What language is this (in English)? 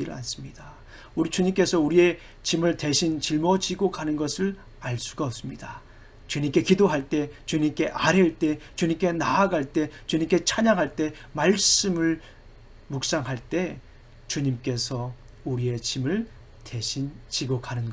Korean